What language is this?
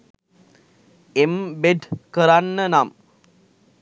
Sinhala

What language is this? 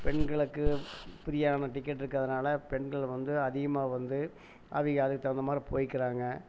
Tamil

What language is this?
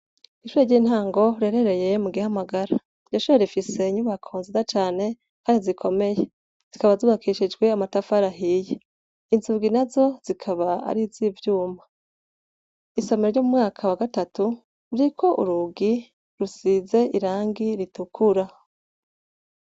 Rundi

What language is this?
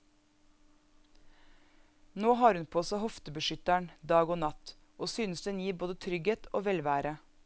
Norwegian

